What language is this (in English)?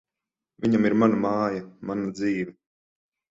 Latvian